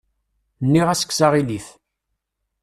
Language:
Kabyle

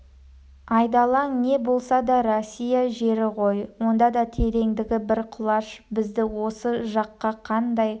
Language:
Kazakh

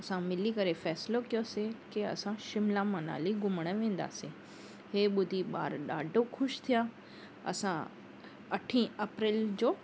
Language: Sindhi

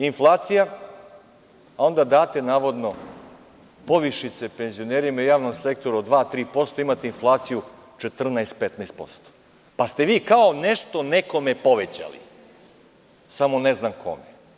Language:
Serbian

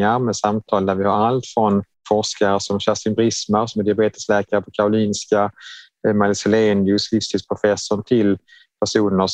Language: Swedish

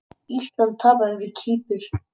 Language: Icelandic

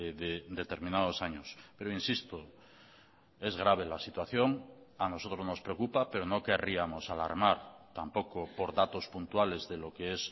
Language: Spanish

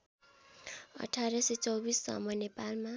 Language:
Nepali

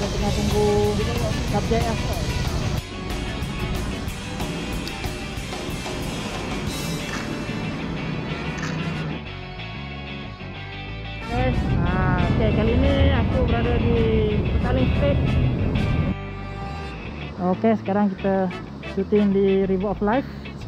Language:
Malay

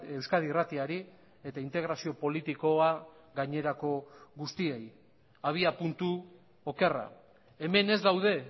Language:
Basque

